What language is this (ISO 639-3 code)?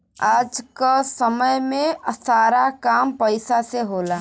bho